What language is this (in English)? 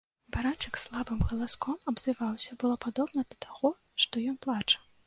Belarusian